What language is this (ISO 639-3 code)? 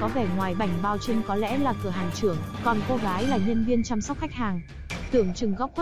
vie